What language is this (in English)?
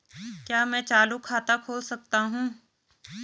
Hindi